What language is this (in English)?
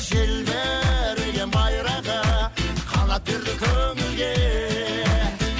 Kazakh